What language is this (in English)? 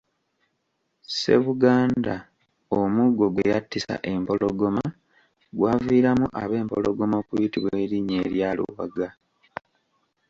Ganda